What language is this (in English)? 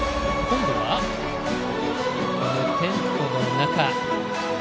Japanese